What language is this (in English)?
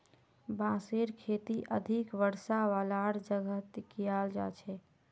Magahi